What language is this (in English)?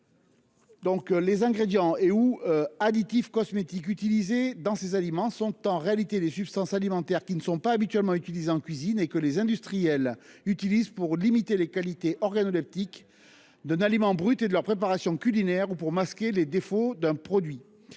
French